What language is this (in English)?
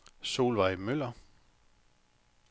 Danish